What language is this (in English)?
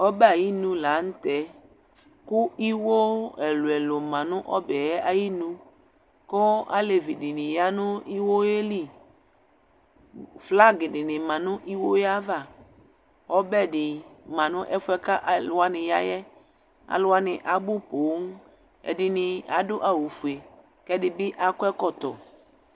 Ikposo